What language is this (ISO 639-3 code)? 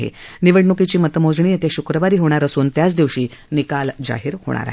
mar